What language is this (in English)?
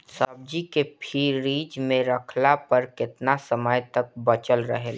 Bhojpuri